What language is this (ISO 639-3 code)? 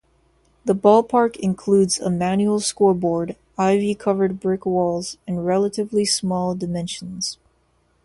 eng